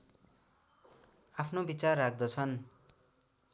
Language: Nepali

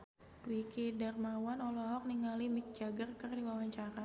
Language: Sundanese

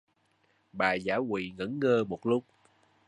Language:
Vietnamese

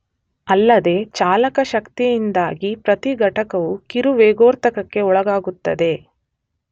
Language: Kannada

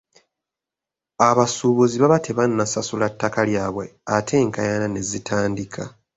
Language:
Ganda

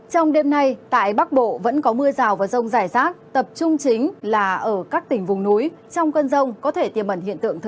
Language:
Vietnamese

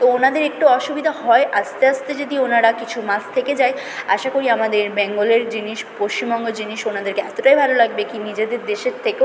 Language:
Bangla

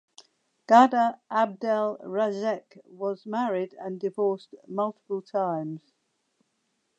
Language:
English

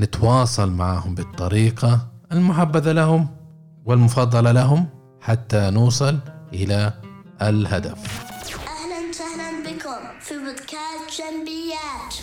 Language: Arabic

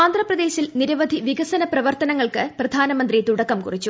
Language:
Malayalam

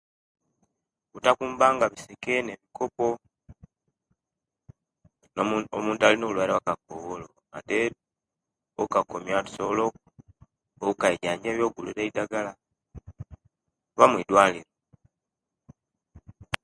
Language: Kenyi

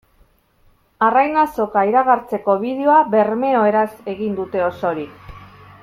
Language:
Basque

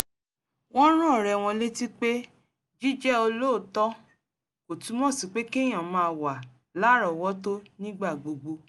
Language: Yoruba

